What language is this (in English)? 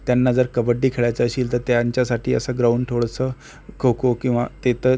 Marathi